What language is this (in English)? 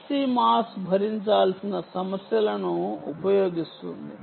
Telugu